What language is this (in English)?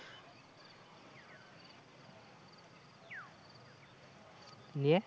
Bangla